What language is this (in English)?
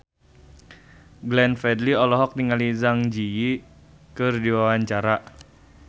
Sundanese